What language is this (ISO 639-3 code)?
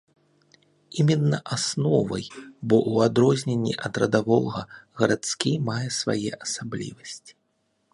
bel